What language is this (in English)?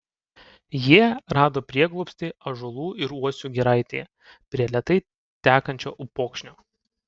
Lithuanian